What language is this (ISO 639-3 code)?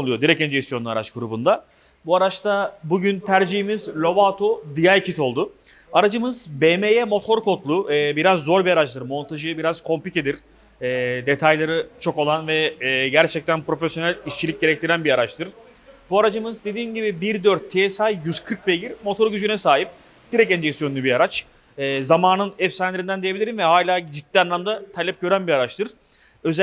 tur